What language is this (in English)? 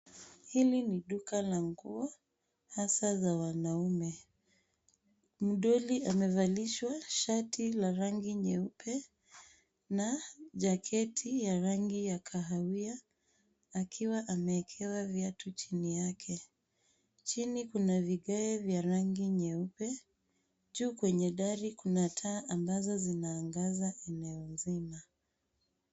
Swahili